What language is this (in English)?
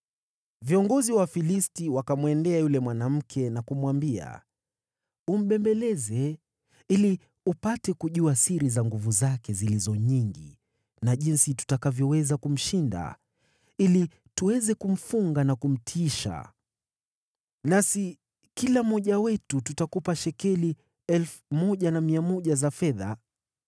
Swahili